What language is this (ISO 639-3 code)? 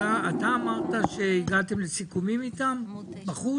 heb